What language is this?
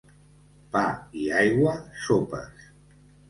Catalan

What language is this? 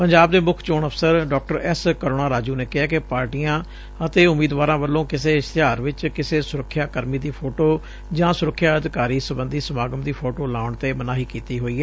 Punjabi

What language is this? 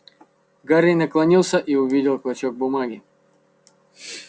Russian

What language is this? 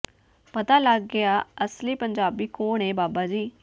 Punjabi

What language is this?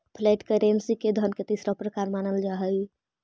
Magahi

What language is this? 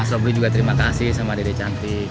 Indonesian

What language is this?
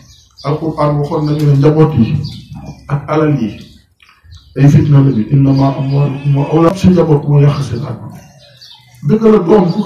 Arabic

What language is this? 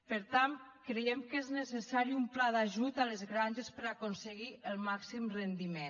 Catalan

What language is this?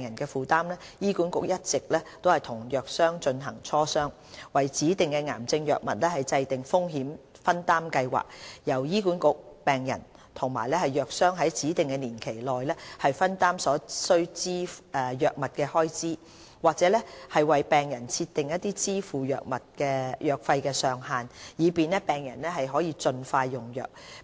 Cantonese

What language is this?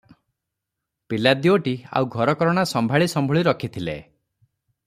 Odia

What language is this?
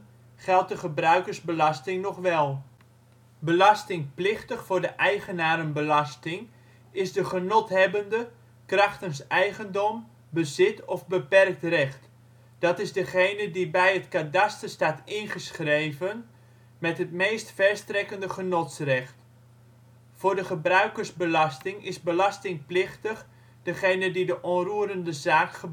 Dutch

